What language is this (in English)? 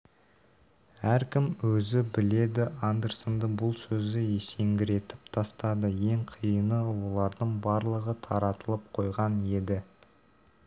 Kazakh